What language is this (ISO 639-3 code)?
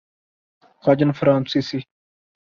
urd